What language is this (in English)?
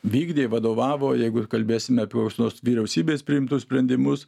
Lithuanian